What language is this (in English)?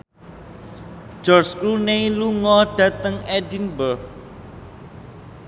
Javanese